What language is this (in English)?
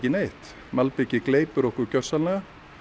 Icelandic